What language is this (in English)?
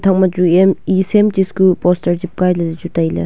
Wancho Naga